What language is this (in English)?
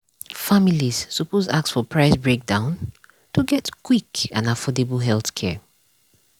Nigerian Pidgin